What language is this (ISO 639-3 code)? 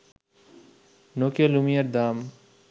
ben